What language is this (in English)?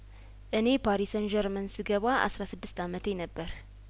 Amharic